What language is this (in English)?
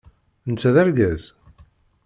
Kabyle